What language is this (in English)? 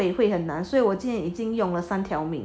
English